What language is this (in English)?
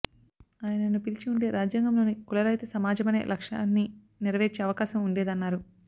Telugu